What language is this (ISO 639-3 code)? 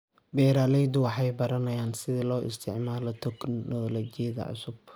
som